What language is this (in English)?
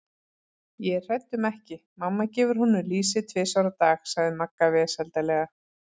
Icelandic